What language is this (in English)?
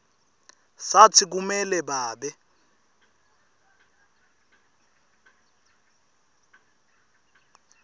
Swati